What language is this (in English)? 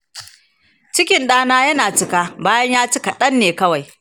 Hausa